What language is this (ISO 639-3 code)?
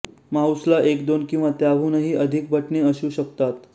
mar